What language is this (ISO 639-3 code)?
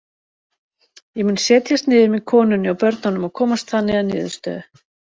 isl